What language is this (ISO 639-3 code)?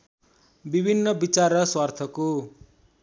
nep